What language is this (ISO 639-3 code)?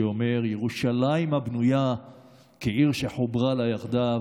heb